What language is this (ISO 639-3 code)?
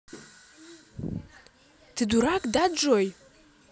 rus